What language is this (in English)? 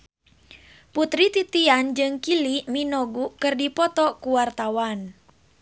Sundanese